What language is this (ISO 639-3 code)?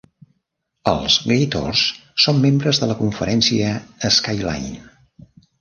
cat